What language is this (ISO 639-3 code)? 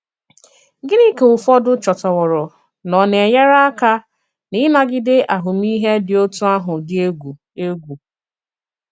ibo